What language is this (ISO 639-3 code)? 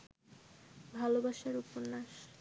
ben